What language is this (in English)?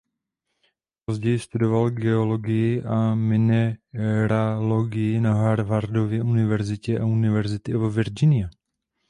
Czech